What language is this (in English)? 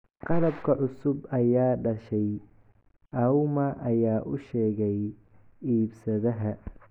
Somali